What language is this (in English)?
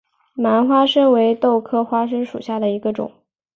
Chinese